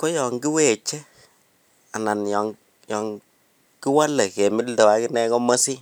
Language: Kalenjin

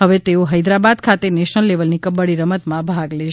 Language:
Gujarati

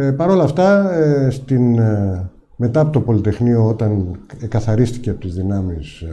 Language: Greek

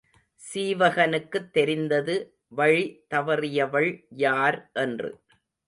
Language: Tamil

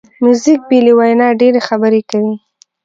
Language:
Pashto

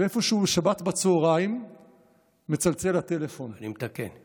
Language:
Hebrew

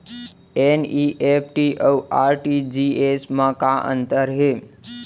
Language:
Chhattisgarhi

